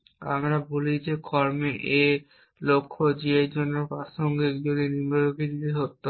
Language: Bangla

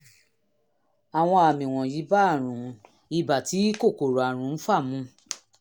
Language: Yoruba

